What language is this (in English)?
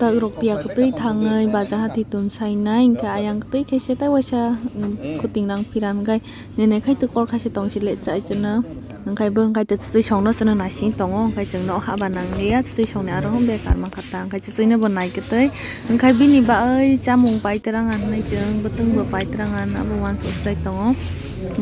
Thai